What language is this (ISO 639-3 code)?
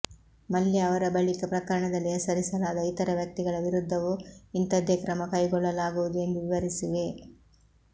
kan